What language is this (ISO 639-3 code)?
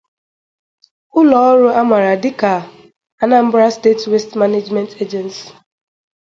ibo